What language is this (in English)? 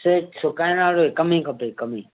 Sindhi